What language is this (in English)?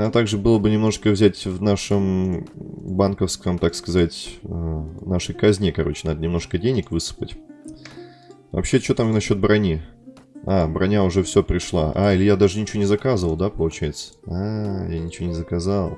Russian